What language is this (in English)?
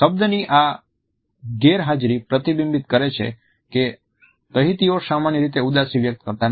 Gujarati